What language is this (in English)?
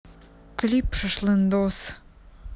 Russian